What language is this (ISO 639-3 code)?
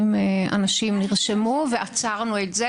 heb